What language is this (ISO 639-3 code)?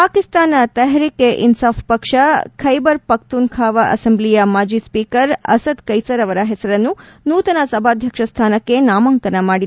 kan